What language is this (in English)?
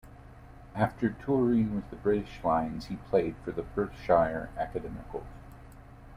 English